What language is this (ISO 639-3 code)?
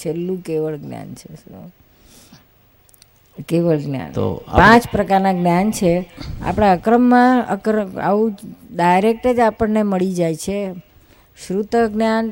guj